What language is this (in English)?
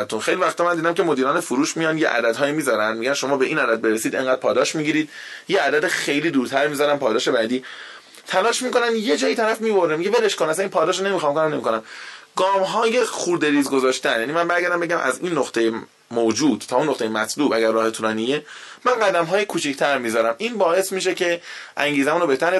Persian